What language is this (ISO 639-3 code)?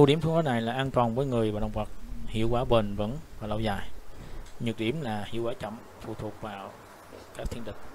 vie